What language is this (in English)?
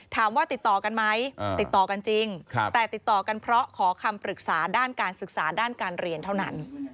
Thai